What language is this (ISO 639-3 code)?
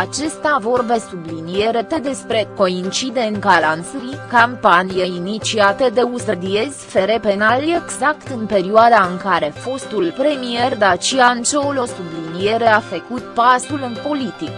ron